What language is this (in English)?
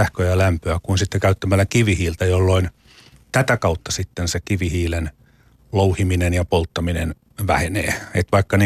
Finnish